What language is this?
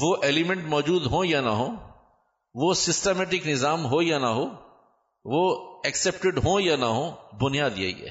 Urdu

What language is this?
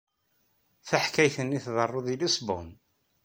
Kabyle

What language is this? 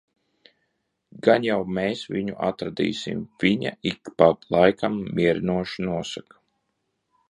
Latvian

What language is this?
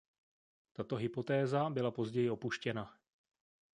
Czech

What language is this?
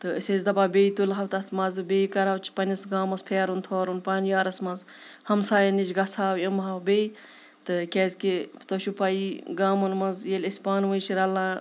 Kashmiri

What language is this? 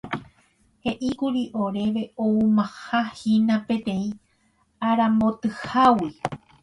Guarani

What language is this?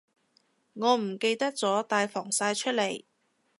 Cantonese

